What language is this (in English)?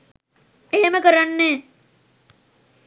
Sinhala